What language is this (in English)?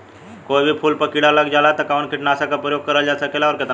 Bhojpuri